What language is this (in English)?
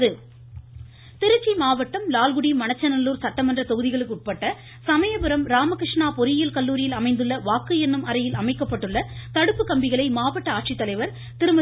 Tamil